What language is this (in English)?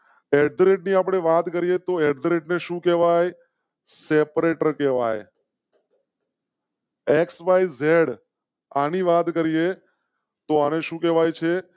Gujarati